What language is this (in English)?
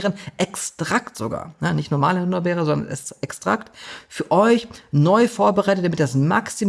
German